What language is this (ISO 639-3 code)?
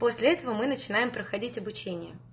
rus